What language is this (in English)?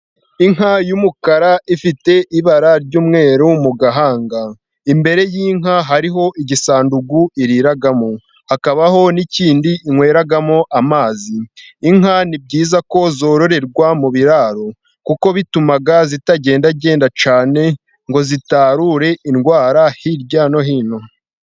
Kinyarwanda